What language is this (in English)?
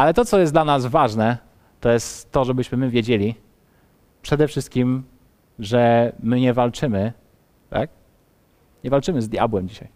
Polish